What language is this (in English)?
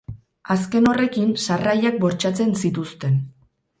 Basque